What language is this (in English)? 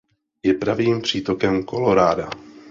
Czech